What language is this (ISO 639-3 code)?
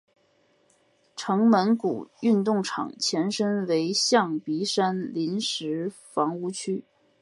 zho